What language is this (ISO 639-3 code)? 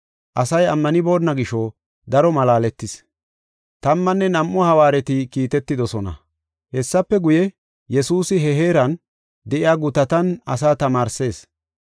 gof